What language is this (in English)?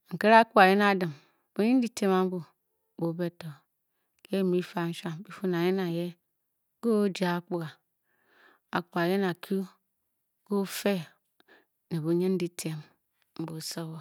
Bokyi